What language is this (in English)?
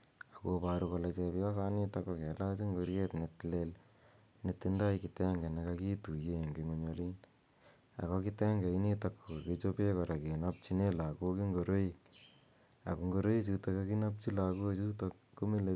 Kalenjin